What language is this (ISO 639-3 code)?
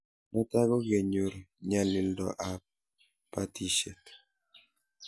kln